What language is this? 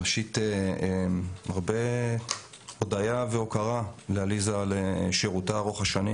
Hebrew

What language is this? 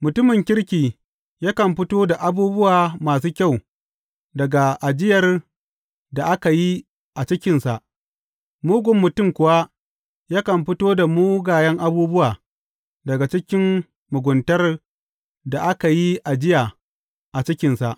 Hausa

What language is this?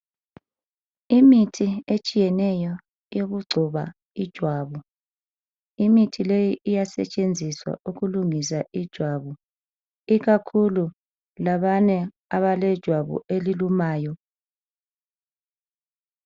North Ndebele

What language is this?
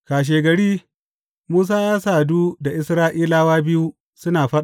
Hausa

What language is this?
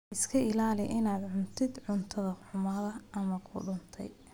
Somali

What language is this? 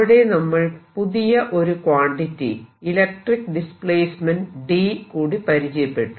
Malayalam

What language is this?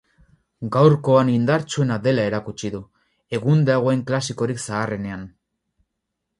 Basque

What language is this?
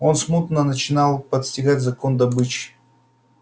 Russian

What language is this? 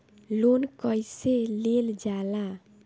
Bhojpuri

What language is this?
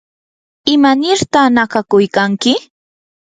Yanahuanca Pasco Quechua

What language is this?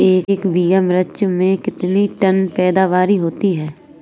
Hindi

